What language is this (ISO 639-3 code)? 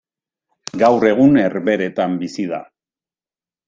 eus